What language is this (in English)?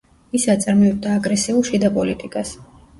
Georgian